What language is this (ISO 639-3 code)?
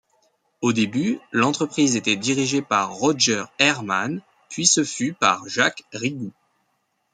fra